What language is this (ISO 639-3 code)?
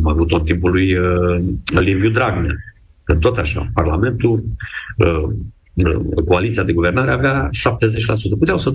ron